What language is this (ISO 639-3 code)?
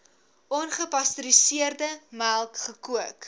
afr